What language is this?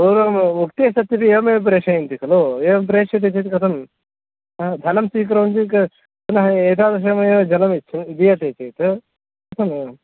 Sanskrit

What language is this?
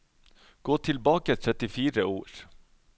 Norwegian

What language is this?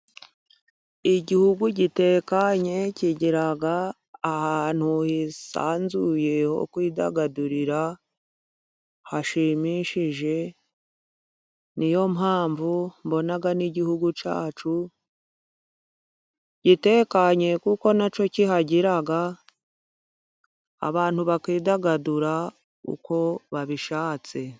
Kinyarwanda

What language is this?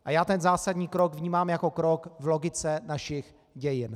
Czech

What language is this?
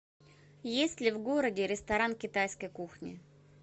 Russian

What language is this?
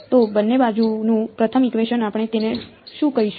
Gujarati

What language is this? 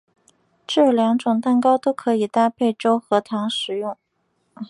Chinese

